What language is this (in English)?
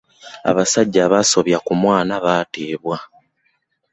Ganda